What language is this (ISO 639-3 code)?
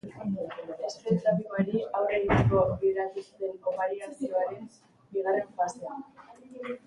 eus